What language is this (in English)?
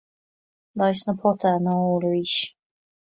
Irish